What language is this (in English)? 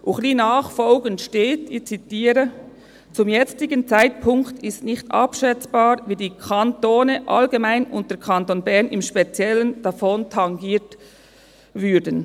Swiss German